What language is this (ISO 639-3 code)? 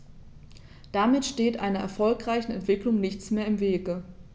deu